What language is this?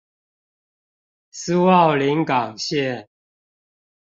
Chinese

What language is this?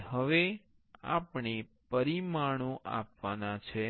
Gujarati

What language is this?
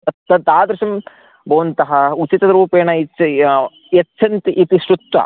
Sanskrit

